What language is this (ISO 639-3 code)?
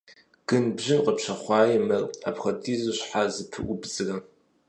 kbd